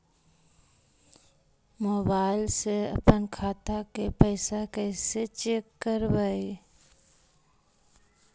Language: Magahi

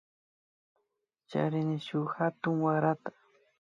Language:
Imbabura Highland Quichua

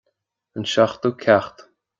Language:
Irish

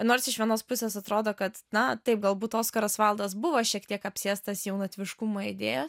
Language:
Lithuanian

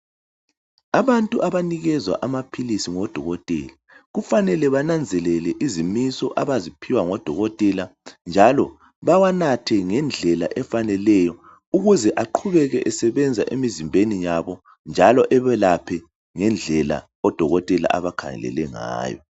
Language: North Ndebele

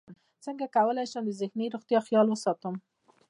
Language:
Pashto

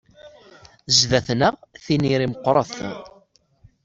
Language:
Kabyle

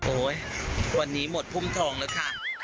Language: Thai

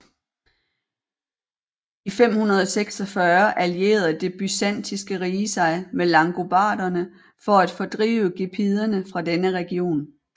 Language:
Danish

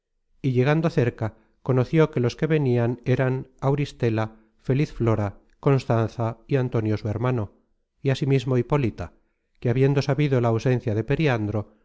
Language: Spanish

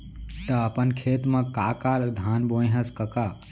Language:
Chhattisgarhi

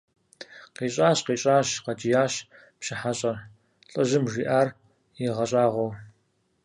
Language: Kabardian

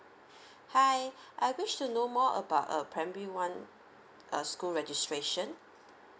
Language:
English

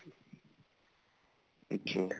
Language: Punjabi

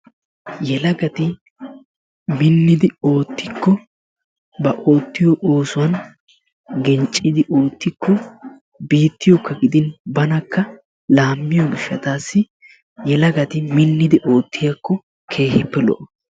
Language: Wolaytta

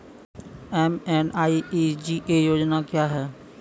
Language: Maithili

